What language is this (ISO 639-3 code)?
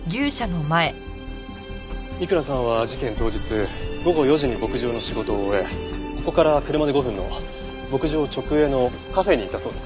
jpn